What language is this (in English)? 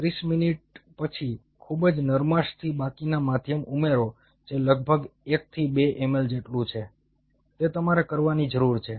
Gujarati